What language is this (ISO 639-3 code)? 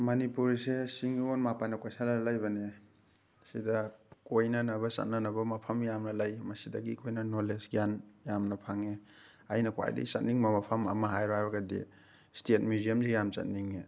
mni